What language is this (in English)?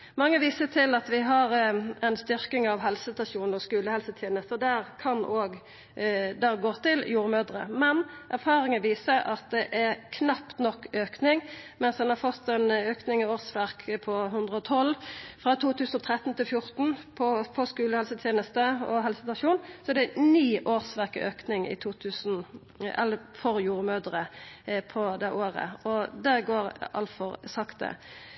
Norwegian Nynorsk